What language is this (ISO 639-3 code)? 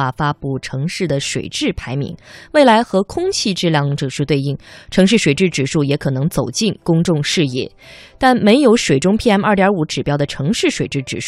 zho